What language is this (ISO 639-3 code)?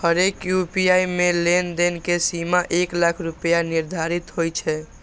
mai